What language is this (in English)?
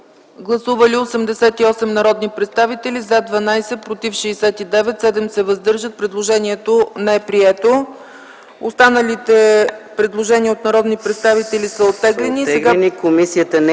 Bulgarian